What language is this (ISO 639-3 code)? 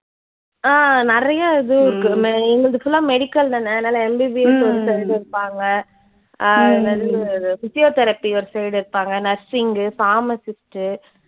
tam